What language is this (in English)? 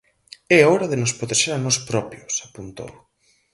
Galician